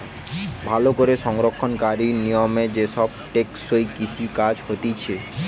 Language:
Bangla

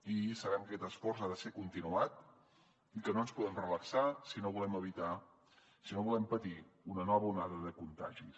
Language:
Catalan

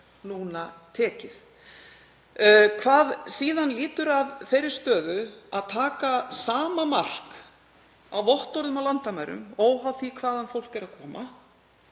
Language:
Icelandic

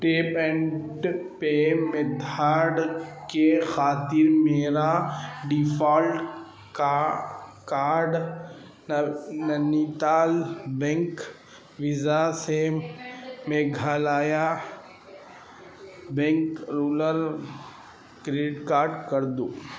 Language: Urdu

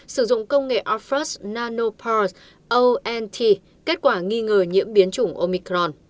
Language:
Vietnamese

